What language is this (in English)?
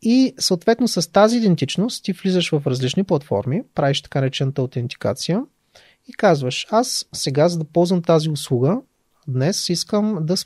Bulgarian